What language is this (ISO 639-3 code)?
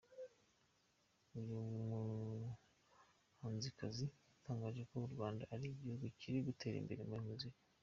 kin